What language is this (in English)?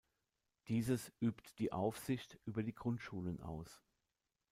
German